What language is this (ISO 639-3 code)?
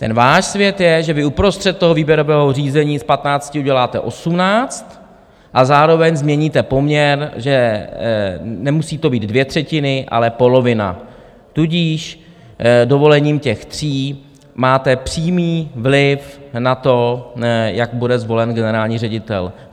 ces